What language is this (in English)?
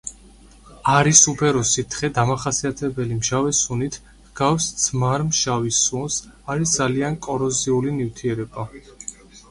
Georgian